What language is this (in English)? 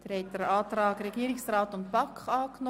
Swiss German